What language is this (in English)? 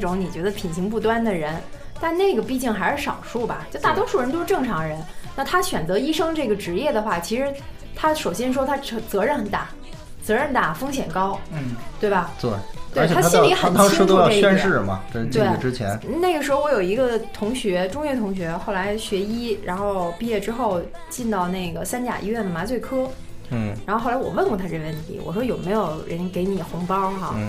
Chinese